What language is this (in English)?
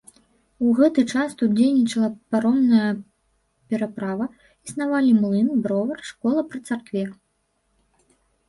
Belarusian